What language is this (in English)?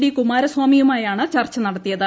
Malayalam